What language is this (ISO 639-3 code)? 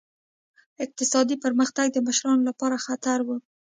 pus